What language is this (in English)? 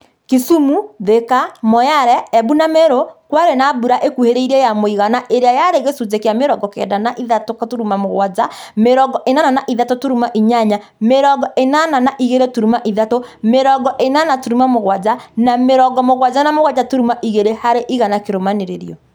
Kikuyu